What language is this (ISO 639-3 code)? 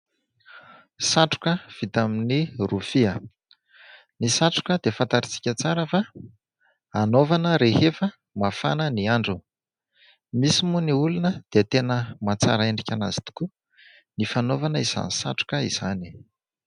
mlg